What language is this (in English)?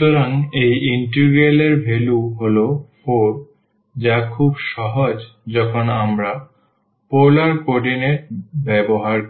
Bangla